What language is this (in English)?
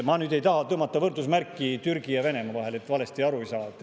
Estonian